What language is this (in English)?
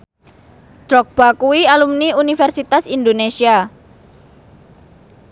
Javanese